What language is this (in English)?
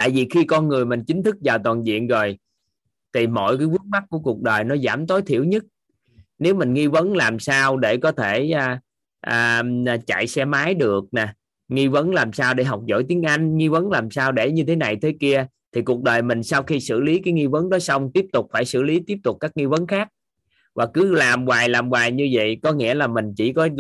Vietnamese